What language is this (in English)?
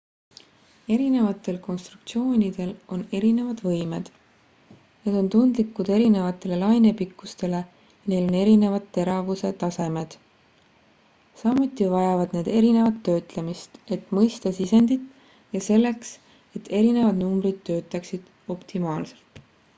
Estonian